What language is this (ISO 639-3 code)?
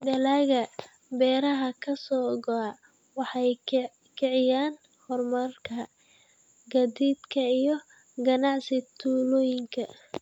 som